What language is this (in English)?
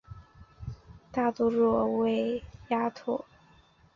Chinese